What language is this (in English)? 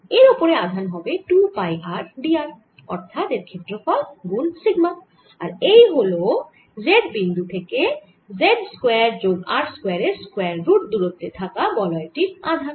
Bangla